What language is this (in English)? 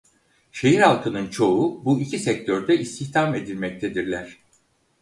Turkish